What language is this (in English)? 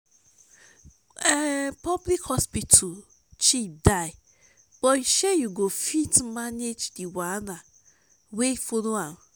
Nigerian Pidgin